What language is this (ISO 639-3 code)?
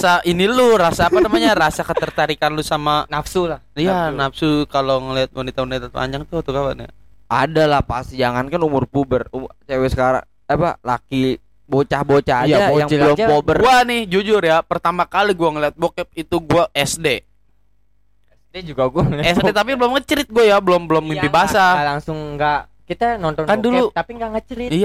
ind